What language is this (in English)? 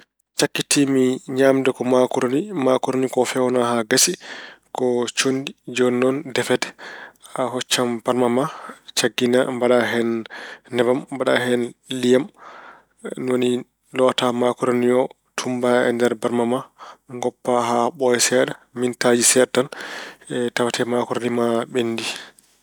Fula